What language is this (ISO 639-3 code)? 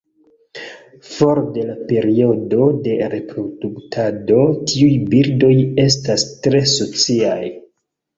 epo